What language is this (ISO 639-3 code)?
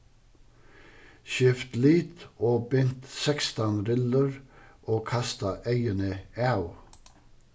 fao